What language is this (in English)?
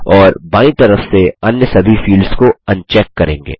Hindi